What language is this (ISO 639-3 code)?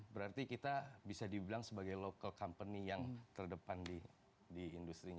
ind